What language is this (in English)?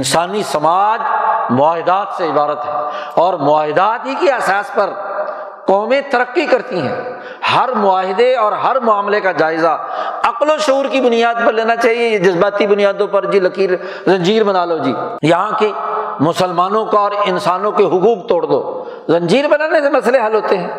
Urdu